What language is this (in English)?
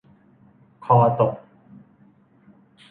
Thai